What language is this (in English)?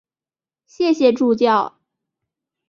Chinese